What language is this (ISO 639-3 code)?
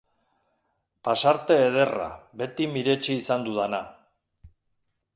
eus